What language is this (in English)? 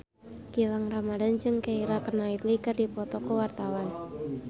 Sundanese